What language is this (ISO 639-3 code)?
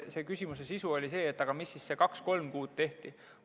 est